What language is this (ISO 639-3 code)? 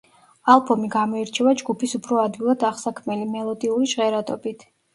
kat